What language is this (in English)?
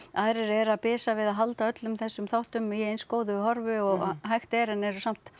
Icelandic